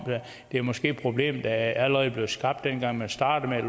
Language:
Danish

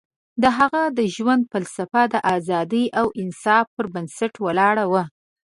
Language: Pashto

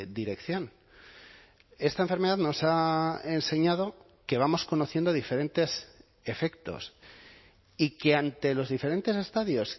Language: Spanish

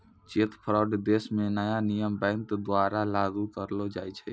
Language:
Maithili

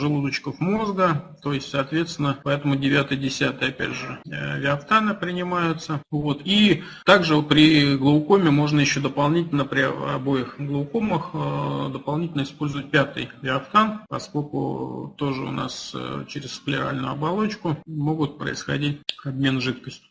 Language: Russian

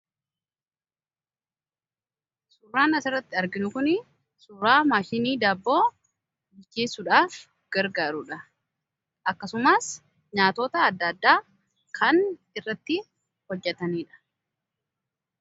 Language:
Oromo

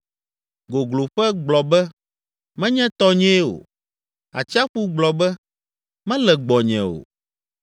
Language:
Ewe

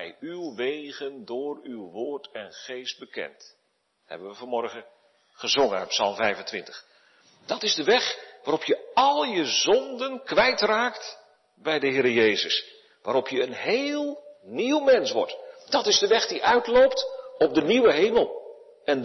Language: Dutch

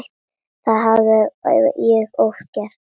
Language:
Icelandic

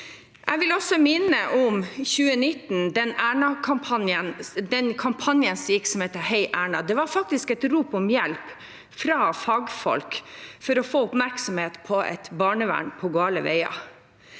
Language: Norwegian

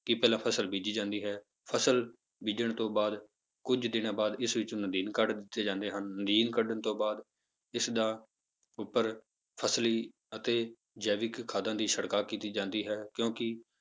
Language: Punjabi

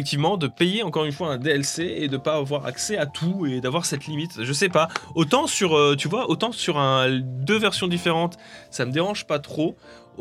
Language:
French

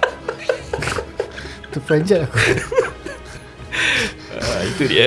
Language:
Malay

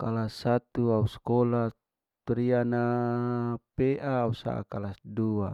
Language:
Larike-Wakasihu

